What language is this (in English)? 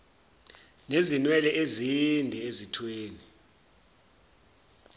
Zulu